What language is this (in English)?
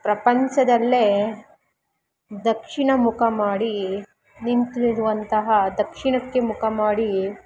Kannada